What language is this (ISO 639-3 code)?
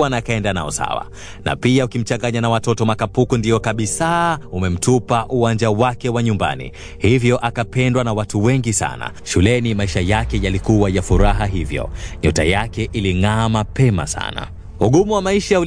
swa